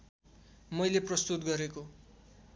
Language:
Nepali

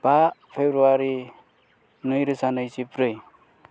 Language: Bodo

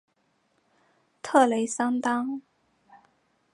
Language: Chinese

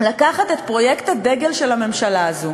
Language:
Hebrew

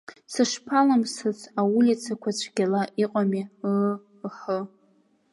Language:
Abkhazian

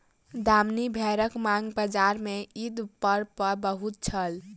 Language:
Maithili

